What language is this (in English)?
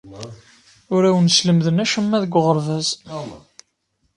Kabyle